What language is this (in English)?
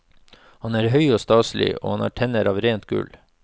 Norwegian